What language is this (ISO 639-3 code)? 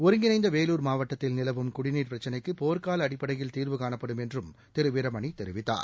tam